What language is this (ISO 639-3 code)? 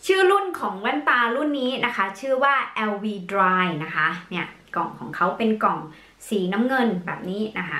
tha